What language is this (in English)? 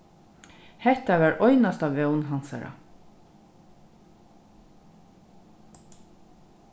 Faroese